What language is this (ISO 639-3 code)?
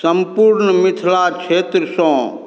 mai